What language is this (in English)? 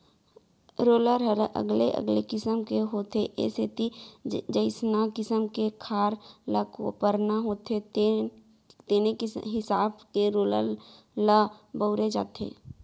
Chhattisgarhi